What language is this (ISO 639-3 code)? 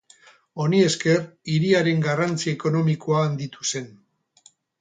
eus